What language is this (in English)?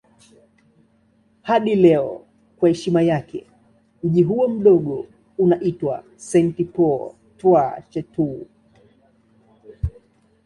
Swahili